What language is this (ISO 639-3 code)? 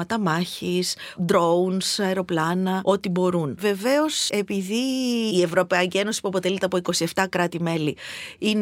ell